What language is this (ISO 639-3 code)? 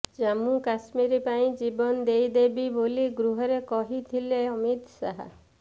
ori